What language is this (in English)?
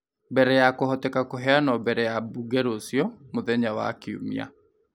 Kikuyu